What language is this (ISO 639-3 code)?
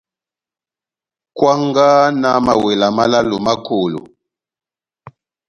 bnm